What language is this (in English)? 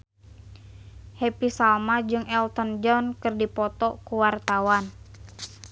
Sundanese